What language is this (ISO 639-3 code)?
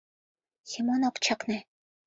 chm